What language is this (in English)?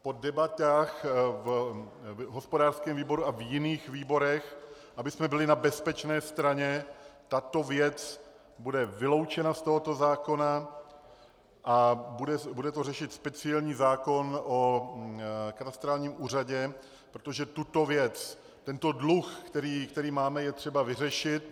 Czech